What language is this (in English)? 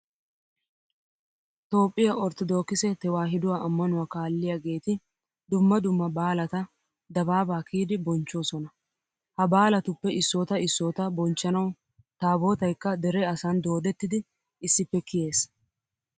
Wolaytta